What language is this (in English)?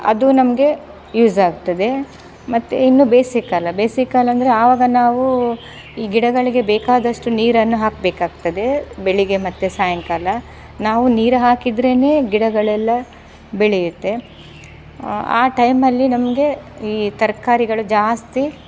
Kannada